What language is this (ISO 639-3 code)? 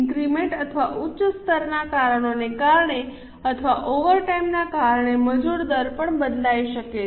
guj